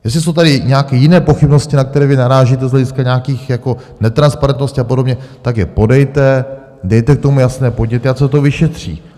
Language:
Czech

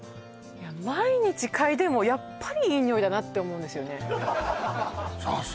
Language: Japanese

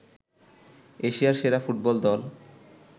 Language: Bangla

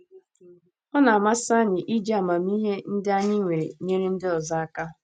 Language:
Igbo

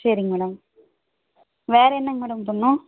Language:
Tamil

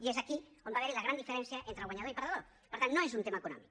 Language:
Catalan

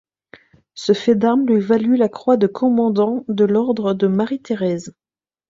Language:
French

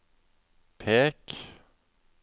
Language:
Norwegian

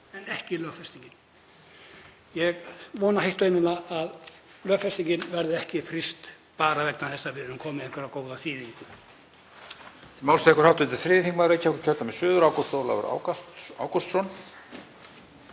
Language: Icelandic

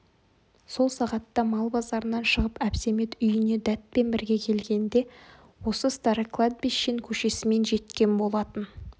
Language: Kazakh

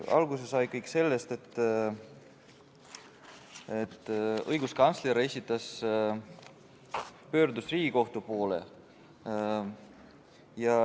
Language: Estonian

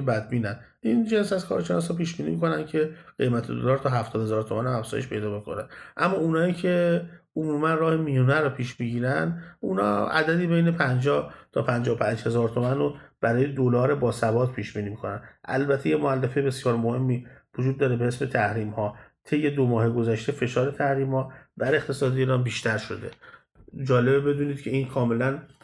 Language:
Persian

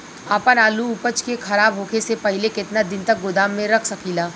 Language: Bhojpuri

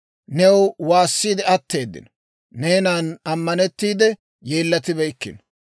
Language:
Dawro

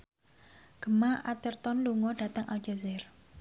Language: Javanese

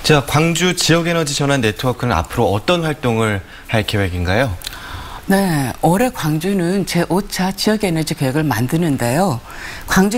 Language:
Korean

